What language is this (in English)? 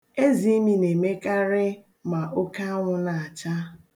Igbo